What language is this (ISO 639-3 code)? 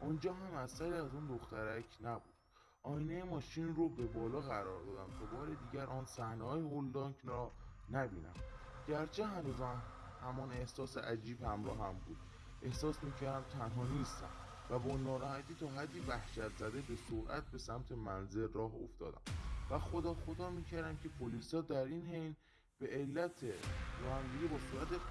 fas